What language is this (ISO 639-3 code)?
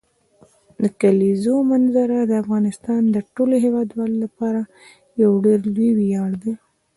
pus